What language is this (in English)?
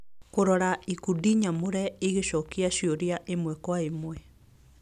Kikuyu